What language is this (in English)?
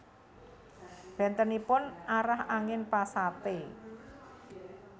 Javanese